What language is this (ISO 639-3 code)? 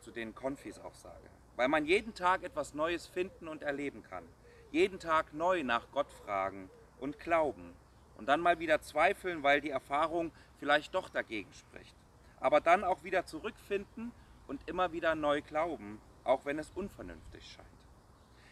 deu